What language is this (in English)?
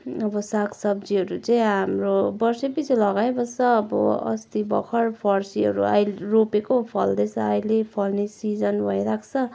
Nepali